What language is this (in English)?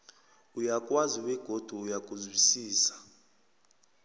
South Ndebele